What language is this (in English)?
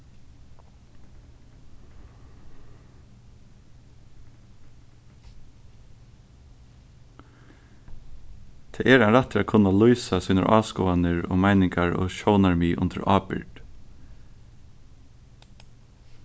Faroese